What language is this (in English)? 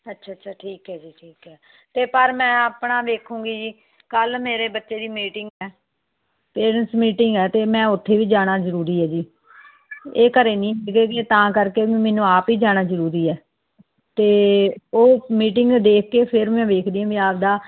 Punjabi